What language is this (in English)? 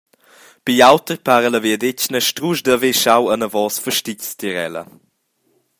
Romansh